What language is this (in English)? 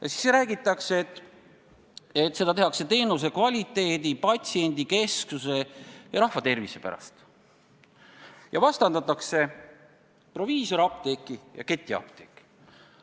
Estonian